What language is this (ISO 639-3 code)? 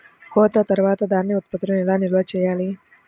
tel